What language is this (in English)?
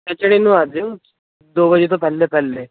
Punjabi